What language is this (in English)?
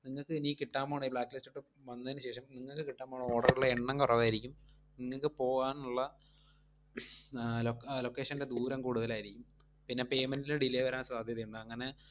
Malayalam